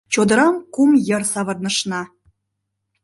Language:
Mari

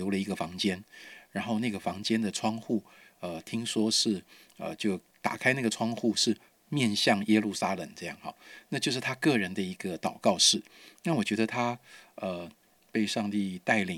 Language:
Chinese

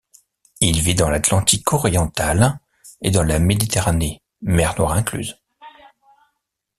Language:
French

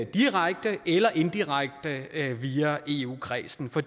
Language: Danish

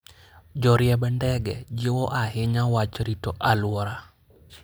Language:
Luo (Kenya and Tanzania)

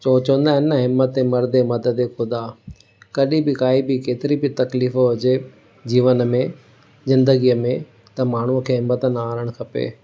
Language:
Sindhi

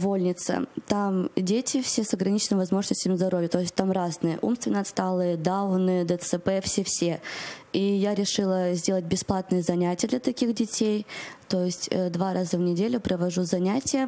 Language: Russian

